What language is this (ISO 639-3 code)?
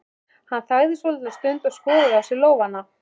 isl